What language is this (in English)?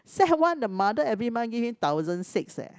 English